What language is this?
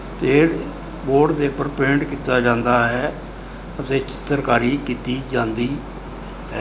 Punjabi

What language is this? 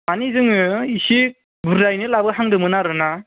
Bodo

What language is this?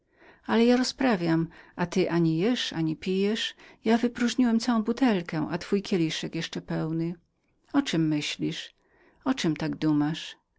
Polish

